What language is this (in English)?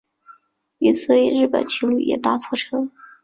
Chinese